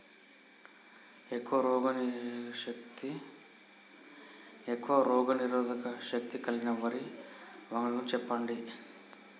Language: Telugu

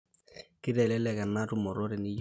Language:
Masai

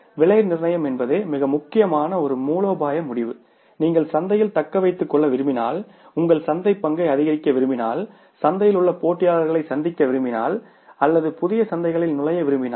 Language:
Tamil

